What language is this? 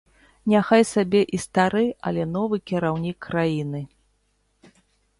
Belarusian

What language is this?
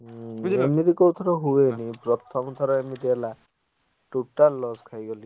Odia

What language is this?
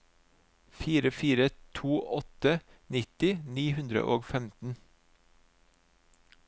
Norwegian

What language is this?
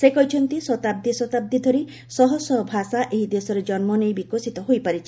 Odia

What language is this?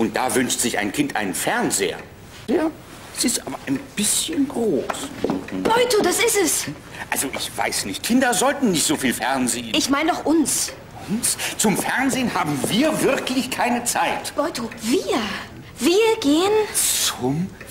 German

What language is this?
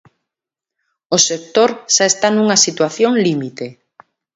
Galician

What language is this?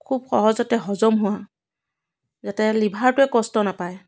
Assamese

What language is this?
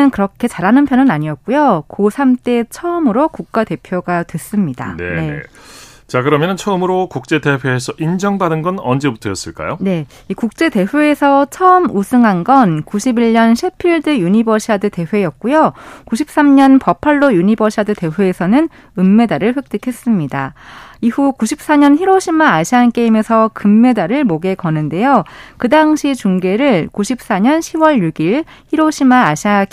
Korean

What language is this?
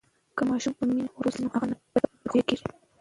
Pashto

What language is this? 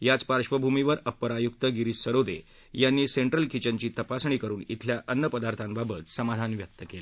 Marathi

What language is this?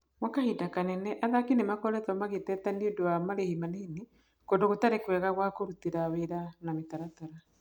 Kikuyu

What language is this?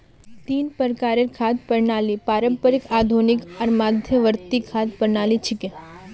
Magahi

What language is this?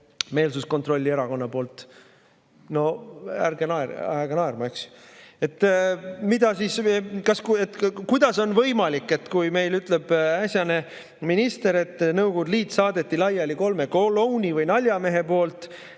Estonian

